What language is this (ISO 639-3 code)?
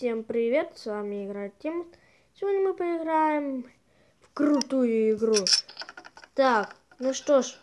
rus